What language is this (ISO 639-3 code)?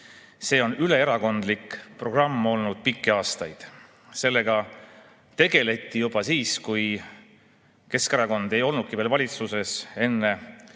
est